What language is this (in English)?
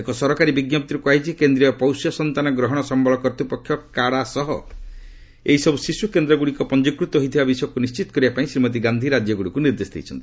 Odia